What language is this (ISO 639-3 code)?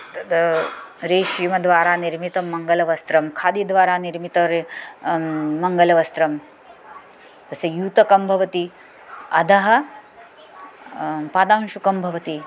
san